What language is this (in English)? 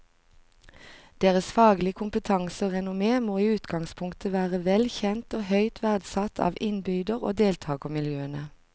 Norwegian